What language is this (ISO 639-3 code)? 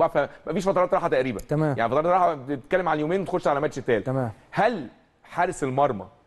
ara